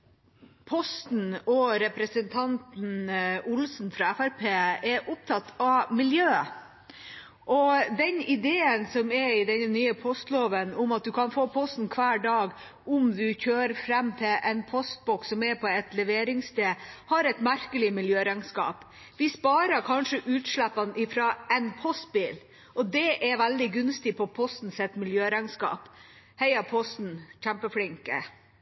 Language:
Norwegian Bokmål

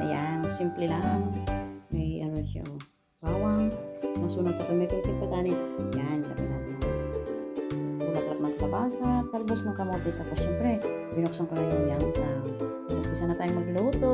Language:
Filipino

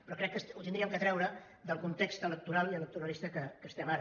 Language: Catalan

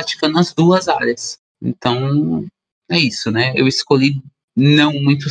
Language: Portuguese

